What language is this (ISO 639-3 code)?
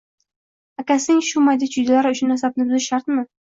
uzb